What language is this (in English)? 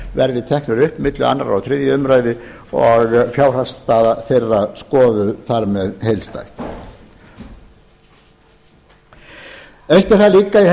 Icelandic